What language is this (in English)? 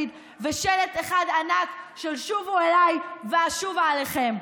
Hebrew